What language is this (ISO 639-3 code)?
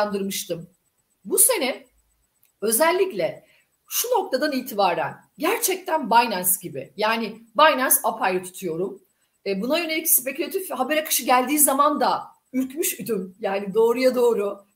tur